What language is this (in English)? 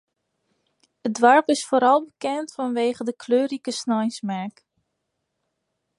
Western Frisian